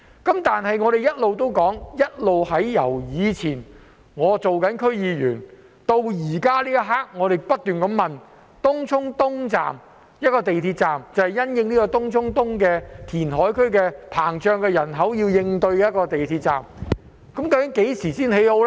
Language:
Cantonese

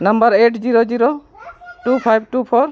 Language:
Santali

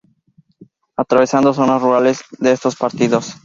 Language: Spanish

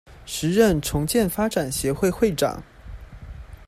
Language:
Chinese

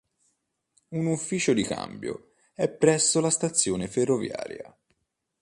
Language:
Italian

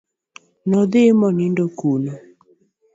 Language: Luo (Kenya and Tanzania)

